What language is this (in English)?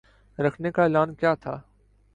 Urdu